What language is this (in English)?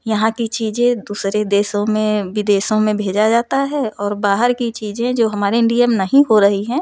Hindi